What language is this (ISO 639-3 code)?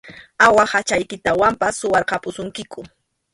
qxu